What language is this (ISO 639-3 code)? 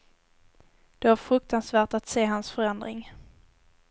swe